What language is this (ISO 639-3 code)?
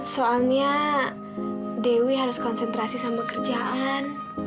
ind